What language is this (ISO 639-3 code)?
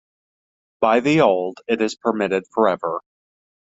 eng